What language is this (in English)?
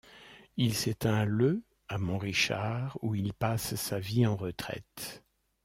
French